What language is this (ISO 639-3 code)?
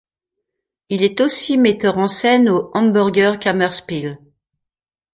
fra